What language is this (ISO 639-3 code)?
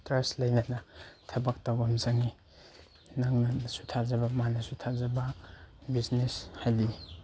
mni